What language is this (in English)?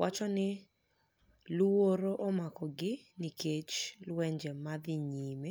Luo (Kenya and Tanzania)